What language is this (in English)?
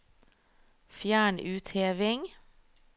Norwegian